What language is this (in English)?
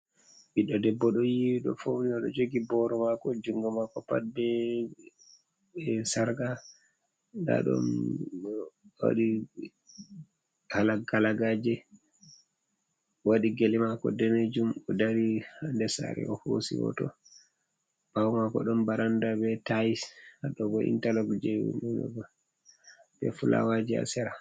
Fula